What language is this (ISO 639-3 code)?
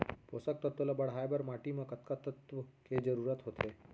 hne